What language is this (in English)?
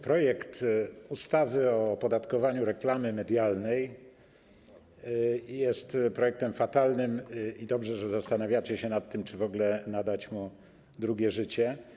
Polish